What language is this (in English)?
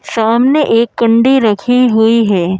Hindi